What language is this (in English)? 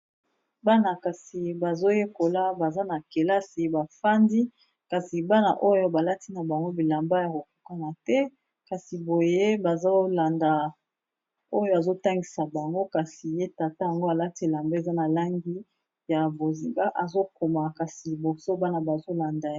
Lingala